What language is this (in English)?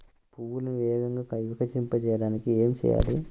Telugu